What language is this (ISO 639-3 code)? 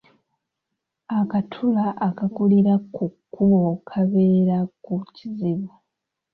lug